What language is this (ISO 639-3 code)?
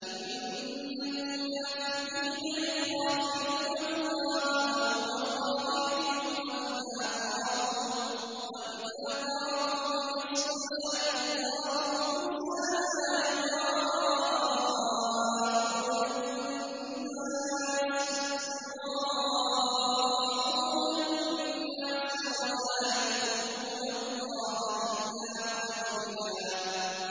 ara